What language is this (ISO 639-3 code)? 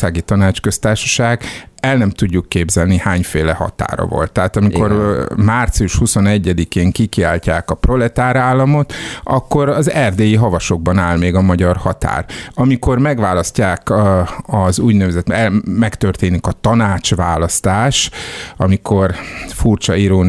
hun